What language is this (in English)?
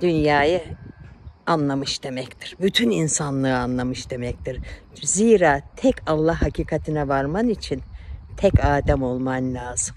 Turkish